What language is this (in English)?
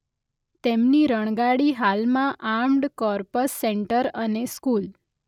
Gujarati